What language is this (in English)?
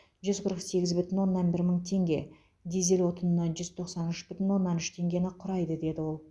Kazakh